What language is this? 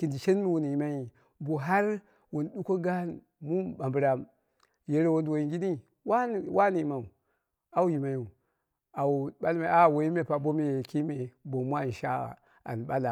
Dera (Nigeria)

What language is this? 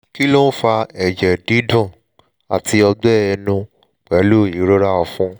Yoruba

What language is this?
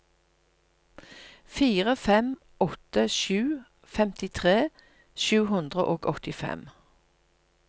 Norwegian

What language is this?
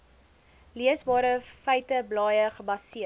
Afrikaans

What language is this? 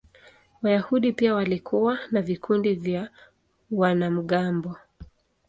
Swahili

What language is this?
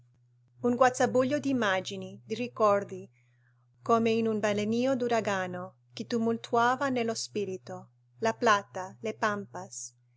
Italian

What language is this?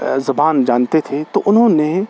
Urdu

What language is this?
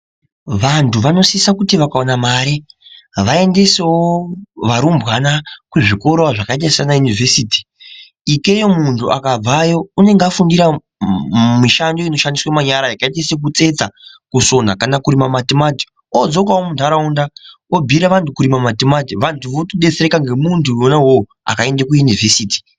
Ndau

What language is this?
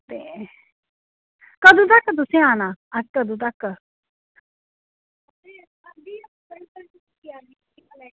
Dogri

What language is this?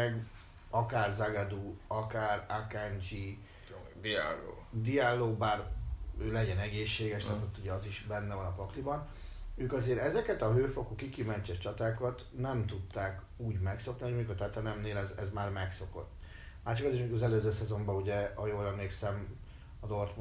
Hungarian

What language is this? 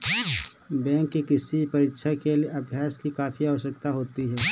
Hindi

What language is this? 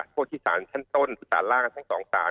Thai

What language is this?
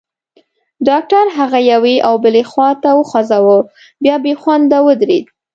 Pashto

